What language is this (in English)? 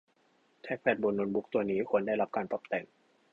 Thai